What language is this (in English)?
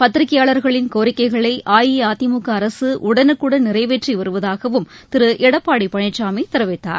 Tamil